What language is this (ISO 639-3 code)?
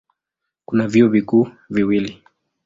swa